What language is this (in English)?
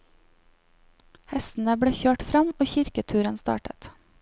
Norwegian